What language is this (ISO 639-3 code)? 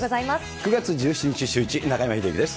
jpn